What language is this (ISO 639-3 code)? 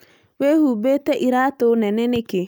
kik